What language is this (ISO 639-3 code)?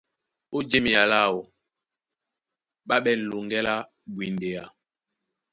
dua